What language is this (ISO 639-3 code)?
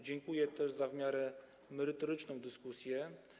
pol